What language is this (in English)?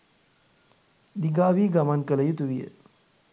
Sinhala